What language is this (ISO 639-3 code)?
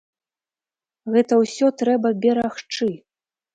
bel